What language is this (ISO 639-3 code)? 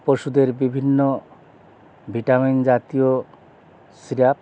ben